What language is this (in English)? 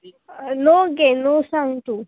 Konkani